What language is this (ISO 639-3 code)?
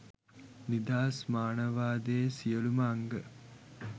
sin